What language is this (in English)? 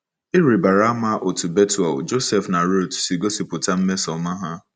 Igbo